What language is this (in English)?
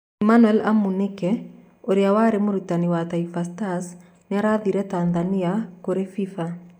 Kikuyu